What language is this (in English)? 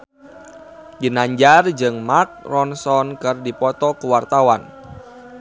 Sundanese